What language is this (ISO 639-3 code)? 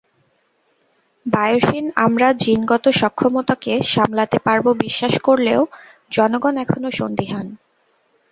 ben